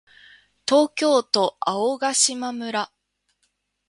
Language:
Japanese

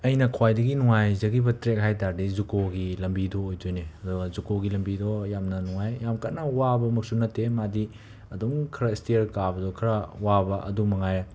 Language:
Manipuri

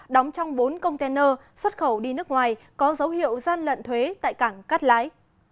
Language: Vietnamese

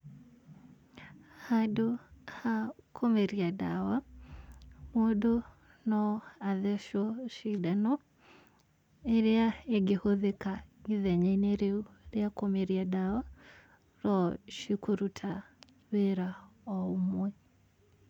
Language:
Kikuyu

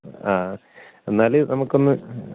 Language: Malayalam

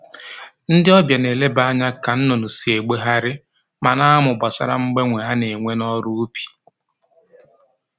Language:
Igbo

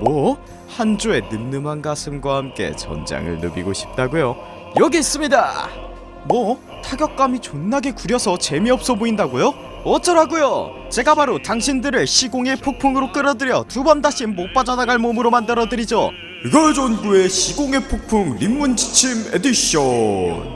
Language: Korean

